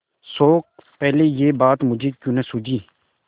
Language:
Hindi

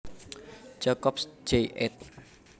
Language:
Javanese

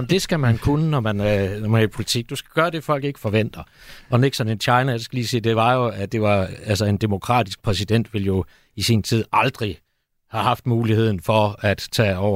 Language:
Danish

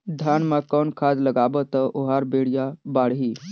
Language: Chhattisgarhi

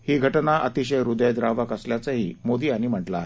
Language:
Marathi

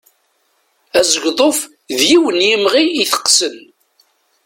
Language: Kabyle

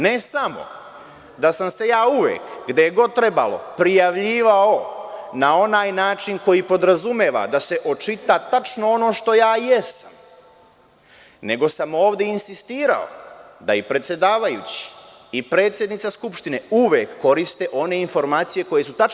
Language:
Serbian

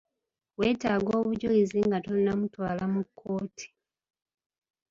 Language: Ganda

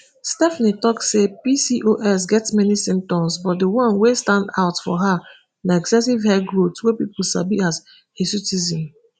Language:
Nigerian Pidgin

